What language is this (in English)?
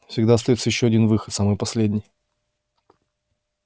Russian